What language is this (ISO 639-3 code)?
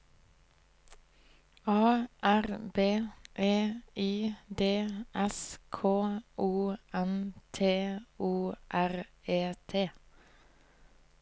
nor